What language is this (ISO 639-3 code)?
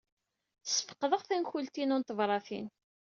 kab